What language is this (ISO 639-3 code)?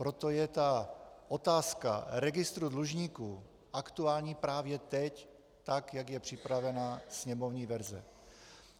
ces